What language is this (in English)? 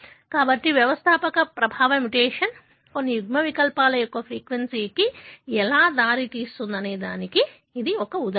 Telugu